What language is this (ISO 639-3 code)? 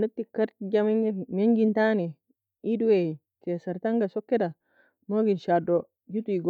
fia